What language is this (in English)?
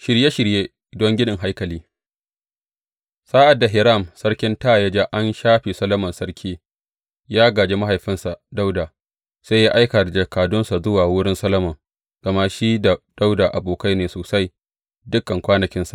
Hausa